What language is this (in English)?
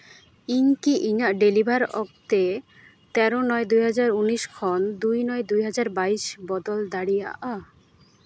Santali